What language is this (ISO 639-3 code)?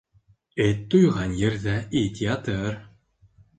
bak